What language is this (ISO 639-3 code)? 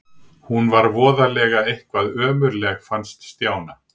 isl